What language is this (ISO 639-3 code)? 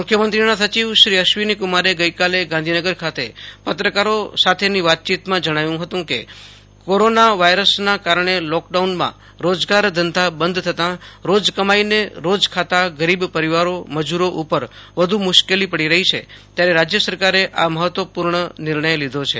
guj